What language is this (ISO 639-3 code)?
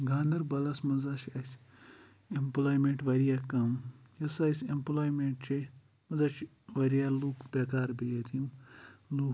kas